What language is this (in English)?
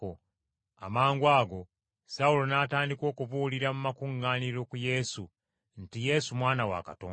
Ganda